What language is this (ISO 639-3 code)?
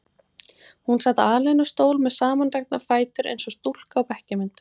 isl